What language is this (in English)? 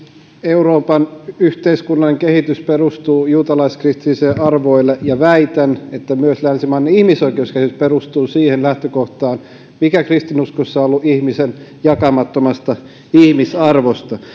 Finnish